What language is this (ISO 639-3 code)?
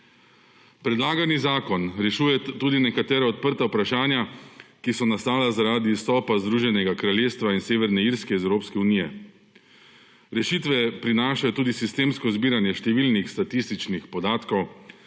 slv